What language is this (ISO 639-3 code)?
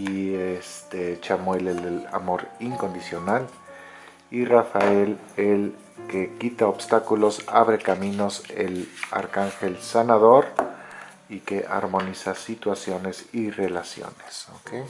spa